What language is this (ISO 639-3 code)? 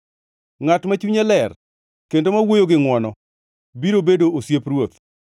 luo